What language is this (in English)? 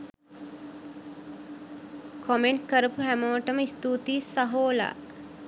Sinhala